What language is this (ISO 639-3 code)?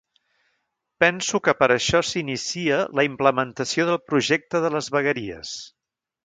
cat